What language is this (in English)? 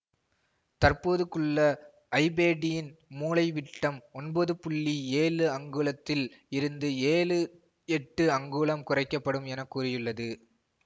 Tamil